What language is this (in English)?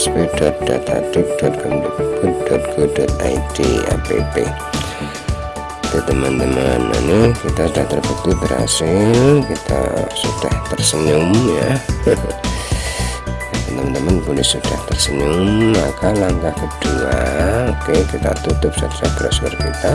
Indonesian